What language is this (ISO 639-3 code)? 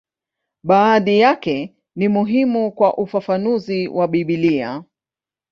swa